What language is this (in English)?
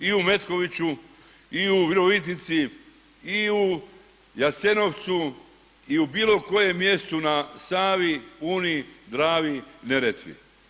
Croatian